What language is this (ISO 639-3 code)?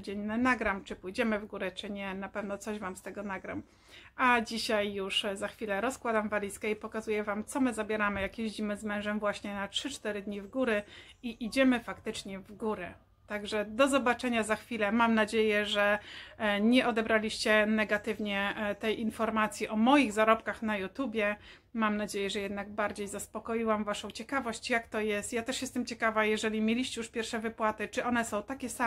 pol